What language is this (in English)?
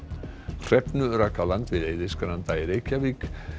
Icelandic